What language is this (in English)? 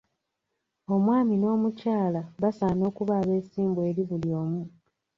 Ganda